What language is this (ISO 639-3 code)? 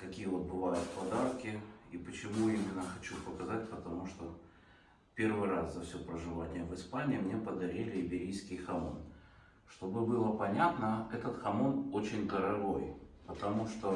rus